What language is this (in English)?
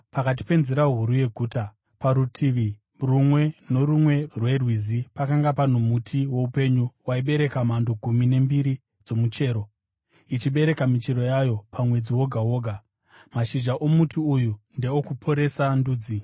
Shona